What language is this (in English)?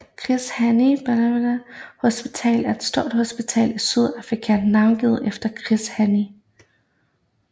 Danish